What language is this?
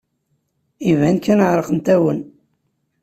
Kabyle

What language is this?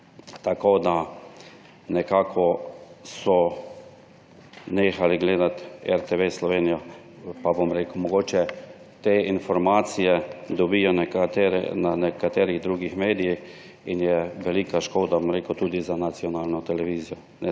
Slovenian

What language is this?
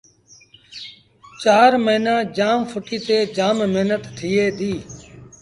Sindhi Bhil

